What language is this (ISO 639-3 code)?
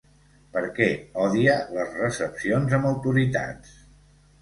cat